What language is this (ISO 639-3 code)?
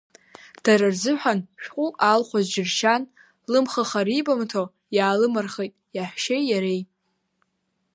abk